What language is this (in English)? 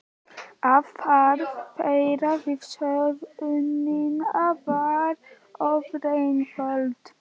Icelandic